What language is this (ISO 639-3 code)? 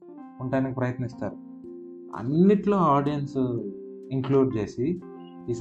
tel